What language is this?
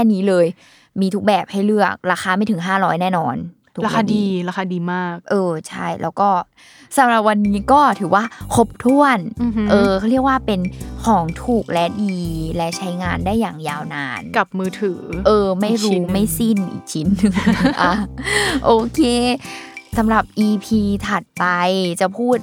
Thai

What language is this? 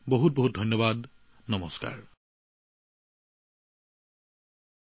Assamese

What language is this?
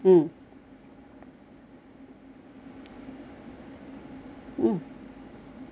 English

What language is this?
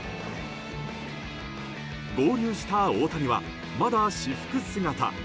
Japanese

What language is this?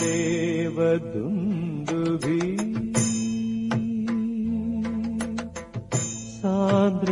Malayalam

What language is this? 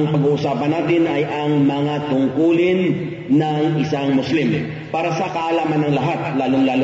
Filipino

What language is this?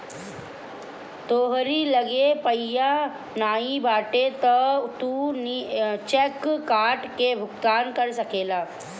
Bhojpuri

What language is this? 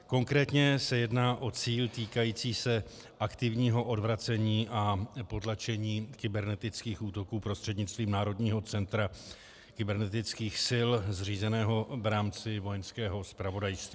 Czech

